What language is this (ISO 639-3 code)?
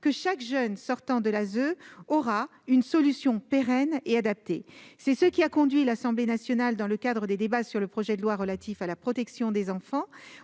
fra